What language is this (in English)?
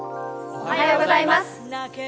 Japanese